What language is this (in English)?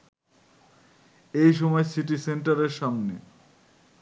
Bangla